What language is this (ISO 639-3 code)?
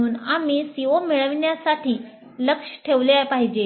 mar